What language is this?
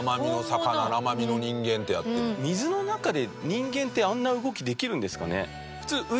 Japanese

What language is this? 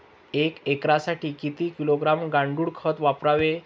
Marathi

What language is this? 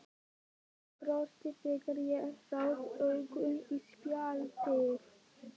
Icelandic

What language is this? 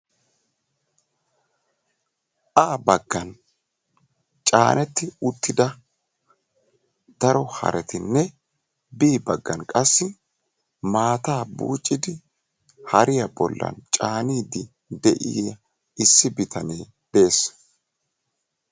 Wolaytta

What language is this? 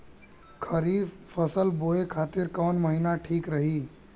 Bhojpuri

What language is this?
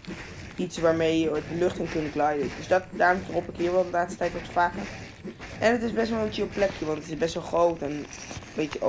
Dutch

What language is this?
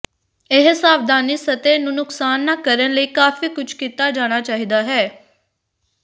Punjabi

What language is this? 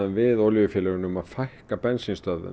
Icelandic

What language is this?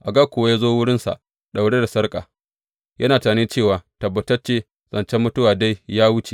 Hausa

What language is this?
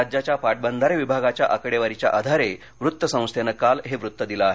Marathi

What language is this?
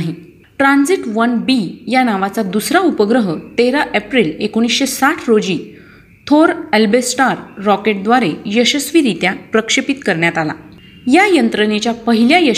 Marathi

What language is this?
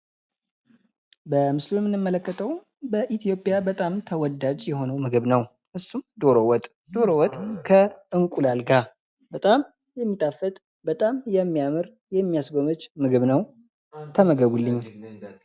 Amharic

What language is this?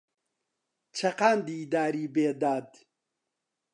Central Kurdish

